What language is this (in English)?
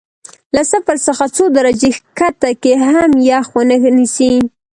Pashto